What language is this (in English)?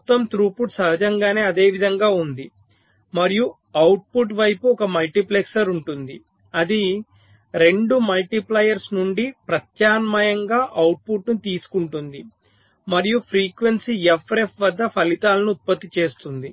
Telugu